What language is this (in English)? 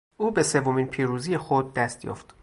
Persian